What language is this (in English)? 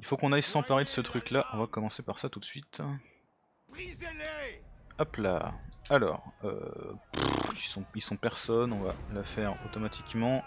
French